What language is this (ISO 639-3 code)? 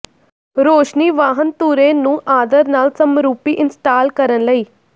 pan